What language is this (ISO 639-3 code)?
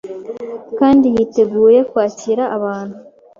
kin